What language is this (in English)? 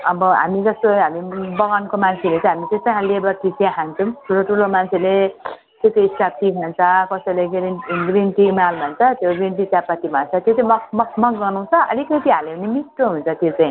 Nepali